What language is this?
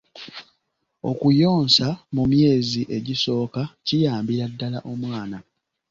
Ganda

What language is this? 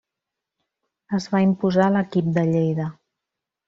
Catalan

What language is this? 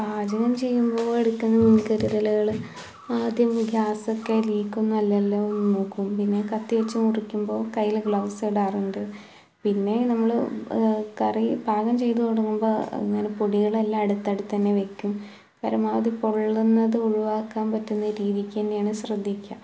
Malayalam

